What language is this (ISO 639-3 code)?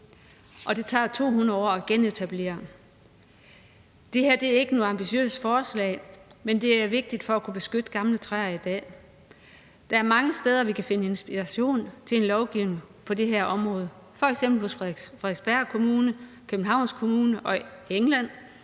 dan